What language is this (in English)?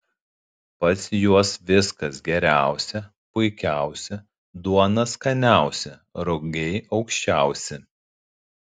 Lithuanian